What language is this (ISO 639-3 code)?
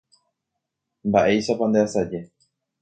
grn